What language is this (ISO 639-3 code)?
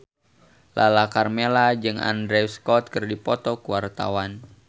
sun